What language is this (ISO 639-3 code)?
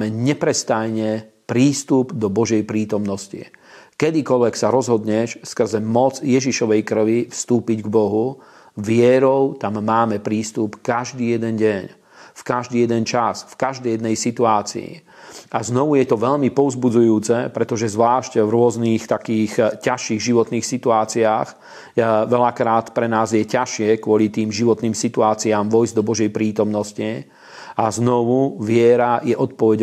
slk